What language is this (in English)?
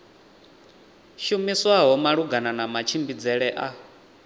Venda